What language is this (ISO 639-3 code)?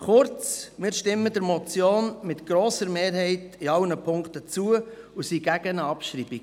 gsw